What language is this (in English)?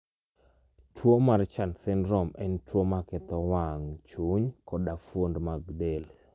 Luo (Kenya and Tanzania)